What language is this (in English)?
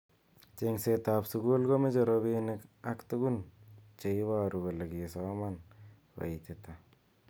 Kalenjin